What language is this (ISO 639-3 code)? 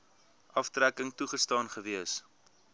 afr